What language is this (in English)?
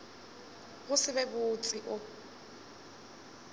Northern Sotho